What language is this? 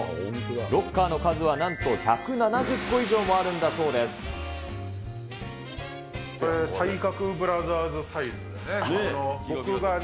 Japanese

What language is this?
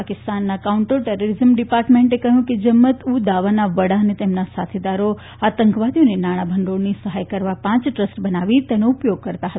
Gujarati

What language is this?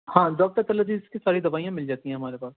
Urdu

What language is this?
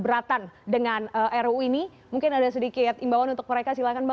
Indonesian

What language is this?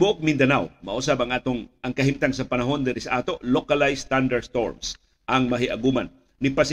Filipino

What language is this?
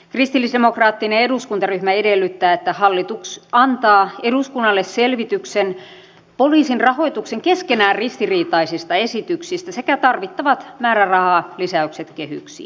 Finnish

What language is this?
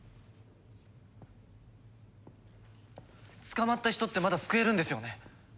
Japanese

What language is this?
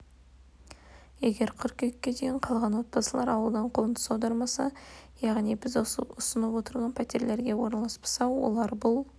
Kazakh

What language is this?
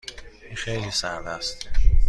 Persian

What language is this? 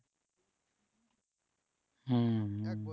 Bangla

